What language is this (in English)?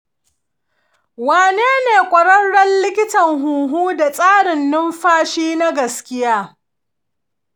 Hausa